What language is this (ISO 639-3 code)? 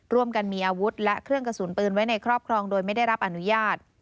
tha